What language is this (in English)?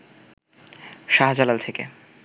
Bangla